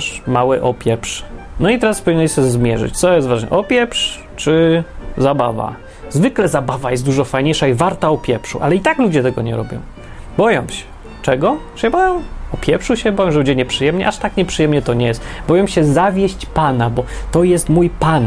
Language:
Polish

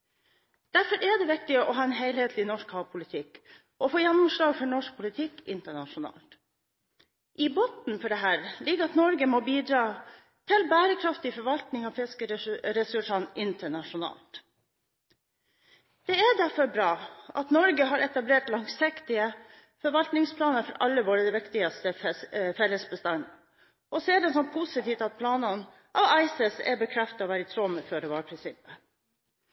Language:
Norwegian Bokmål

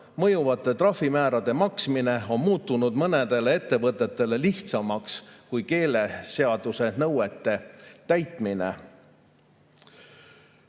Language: Estonian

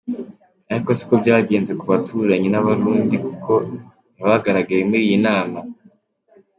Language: Kinyarwanda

